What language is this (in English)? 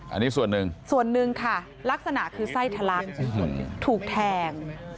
Thai